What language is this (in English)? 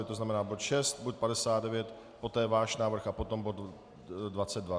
Czech